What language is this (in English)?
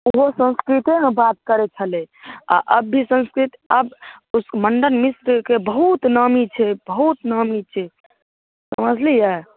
Maithili